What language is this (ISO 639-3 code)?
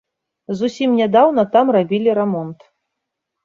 bel